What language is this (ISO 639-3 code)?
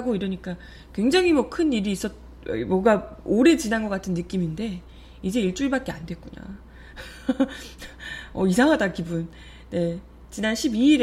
kor